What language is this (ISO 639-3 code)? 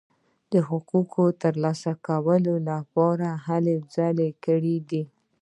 pus